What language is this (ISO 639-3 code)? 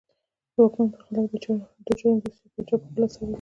pus